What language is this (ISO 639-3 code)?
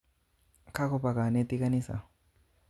kln